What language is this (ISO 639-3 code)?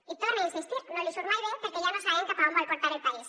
cat